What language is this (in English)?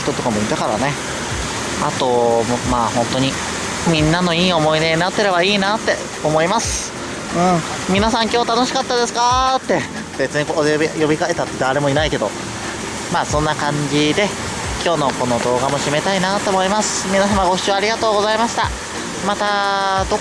Japanese